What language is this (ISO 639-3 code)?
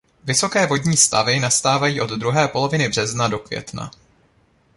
ces